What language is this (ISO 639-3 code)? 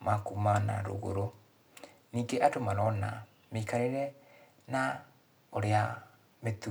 kik